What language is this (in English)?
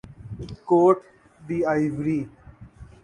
Urdu